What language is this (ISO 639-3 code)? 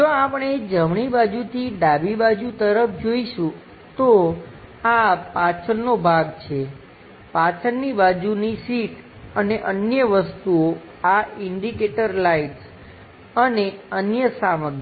guj